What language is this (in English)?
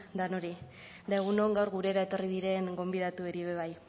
Basque